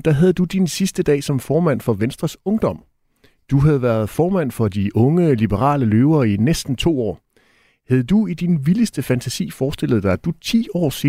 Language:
Danish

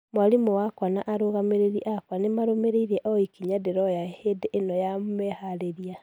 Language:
Kikuyu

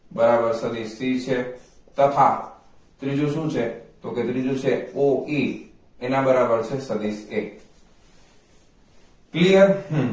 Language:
Gujarati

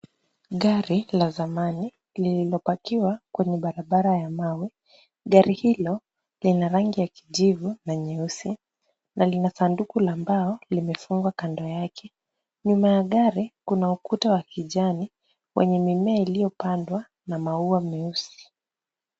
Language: Swahili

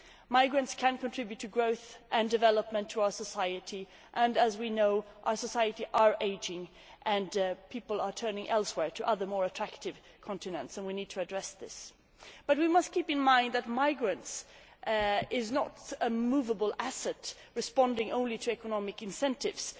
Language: English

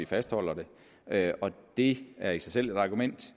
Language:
Danish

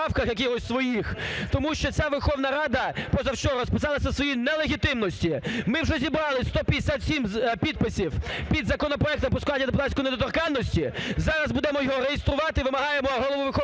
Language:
Ukrainian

